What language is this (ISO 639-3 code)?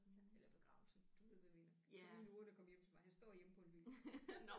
dan